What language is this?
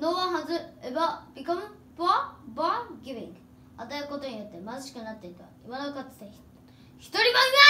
Japanese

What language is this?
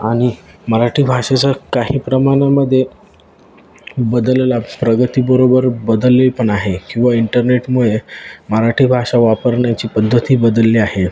Marathi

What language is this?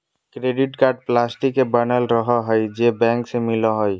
Magahi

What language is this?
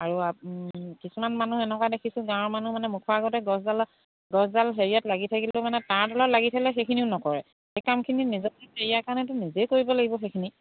Assamese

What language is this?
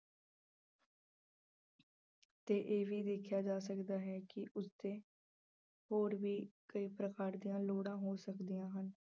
Punjabi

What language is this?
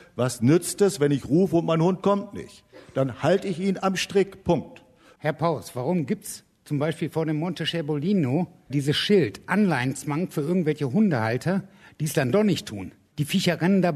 German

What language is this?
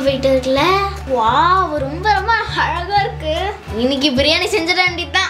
Korean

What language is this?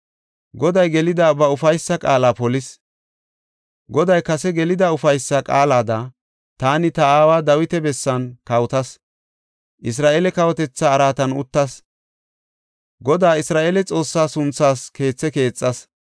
Gofa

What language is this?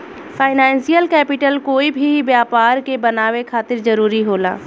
Bhojpuri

